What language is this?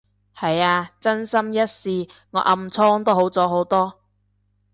Cantonese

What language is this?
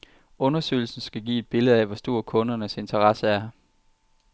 Danish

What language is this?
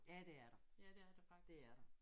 Danish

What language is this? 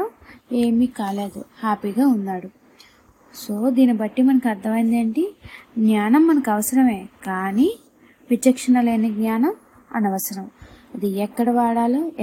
Telugu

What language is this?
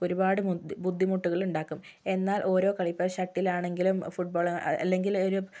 Malayalam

